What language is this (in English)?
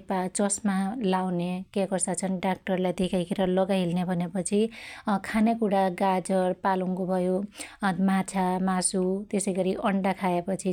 Dotyali